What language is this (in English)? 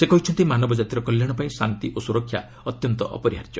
Odia